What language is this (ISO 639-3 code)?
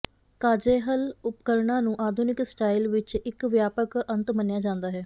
pan